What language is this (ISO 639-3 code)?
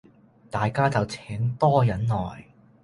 yue